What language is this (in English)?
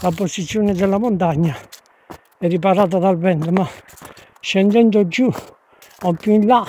Italian